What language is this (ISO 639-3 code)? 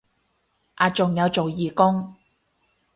yue